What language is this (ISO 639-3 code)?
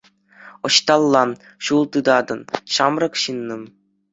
chv